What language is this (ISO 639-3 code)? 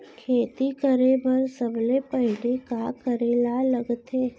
hne